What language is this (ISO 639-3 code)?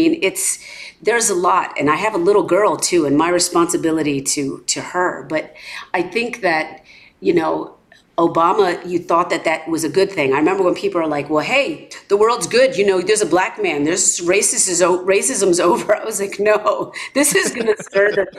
eng